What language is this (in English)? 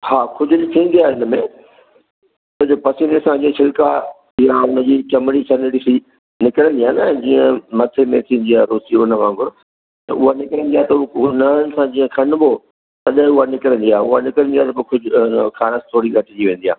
Sindhi